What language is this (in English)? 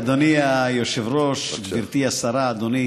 Hebrew